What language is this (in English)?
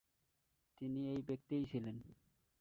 Bangla